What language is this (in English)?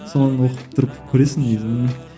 Kazakh